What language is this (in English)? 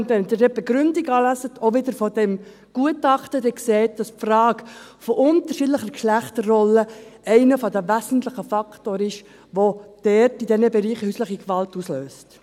Swiss German